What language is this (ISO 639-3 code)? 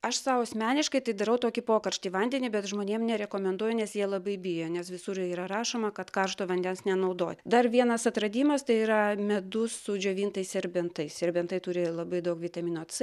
lit